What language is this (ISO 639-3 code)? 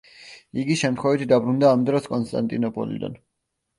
kat